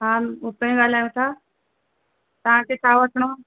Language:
Sindhi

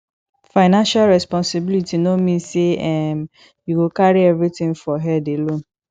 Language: Nigerian Pidgin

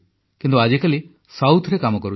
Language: Odia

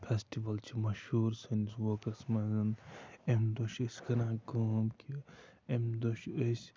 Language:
Kashmiri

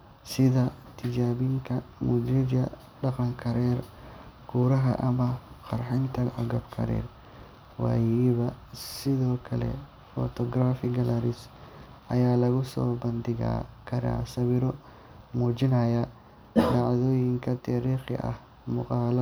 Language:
Somali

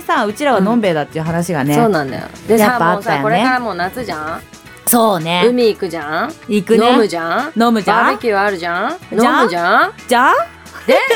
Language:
Japanese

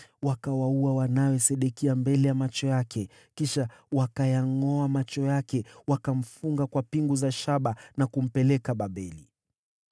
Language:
Swahili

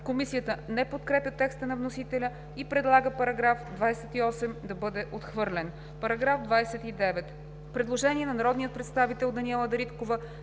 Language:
Bulgarian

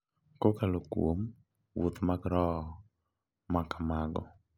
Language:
Luo (Kenya and Tanzania)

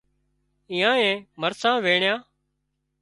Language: Wadiyara Koli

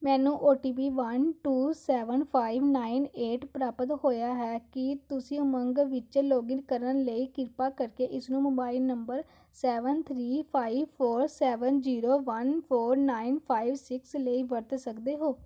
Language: Punjabi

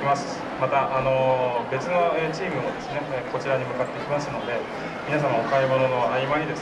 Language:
Japanese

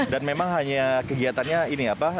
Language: Indonesian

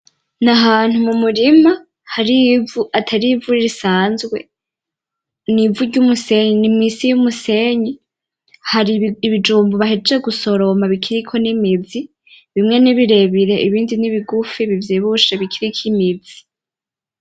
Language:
Rundi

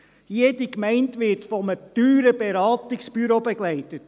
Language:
Swiss German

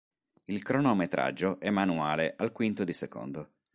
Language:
Italian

